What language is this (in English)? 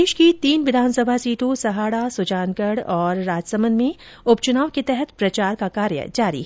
Hindi